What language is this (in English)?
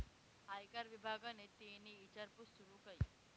Marathi